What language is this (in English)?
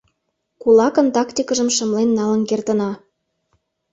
Mari